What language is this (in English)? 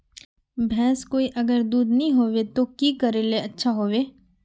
Magahi